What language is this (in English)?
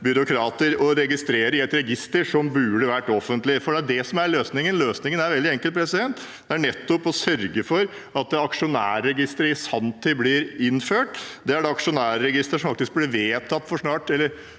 Norwegian